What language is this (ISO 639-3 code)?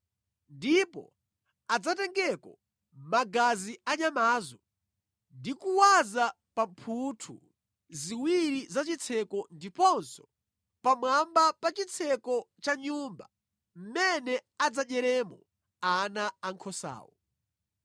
nya